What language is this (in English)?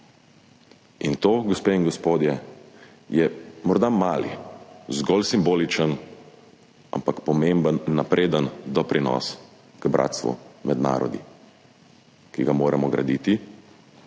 Slovenian